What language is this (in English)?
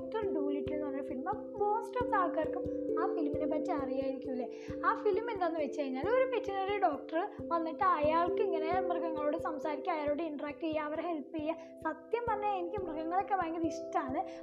Malayalam